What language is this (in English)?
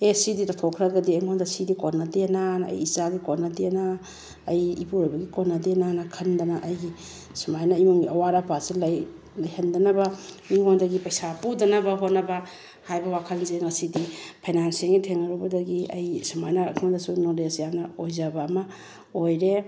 Manipuri